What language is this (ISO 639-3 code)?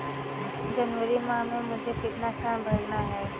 hin